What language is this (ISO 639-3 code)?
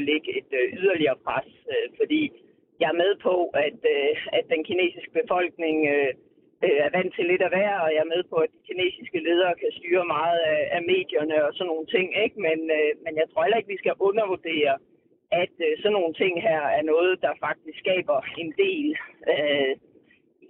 dan